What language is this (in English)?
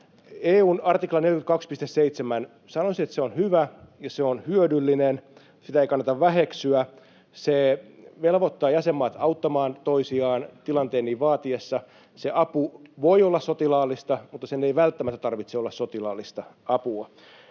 Finnish